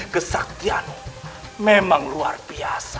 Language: Indonesian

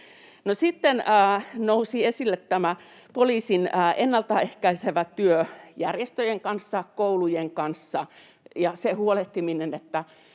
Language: Finnish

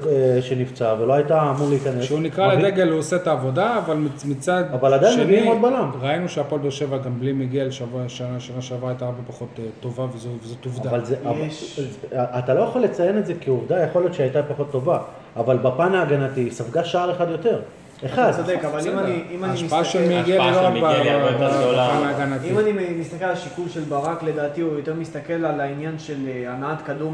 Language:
Hebrew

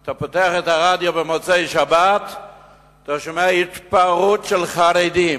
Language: Hebrew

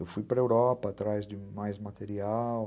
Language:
Portuguese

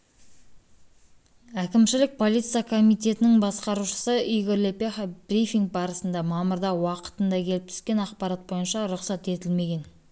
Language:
Kazakh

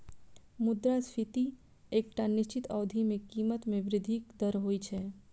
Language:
Maithili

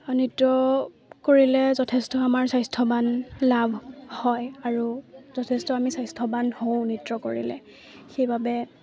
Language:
Assamese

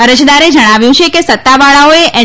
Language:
Gujarati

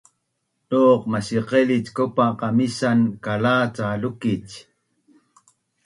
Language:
Bunun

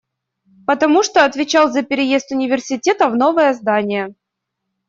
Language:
Russian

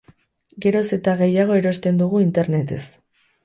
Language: Basque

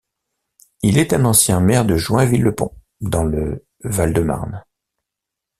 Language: French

